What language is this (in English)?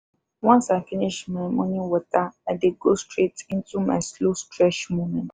Nigerian Pidgin